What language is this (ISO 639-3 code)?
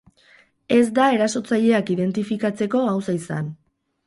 eus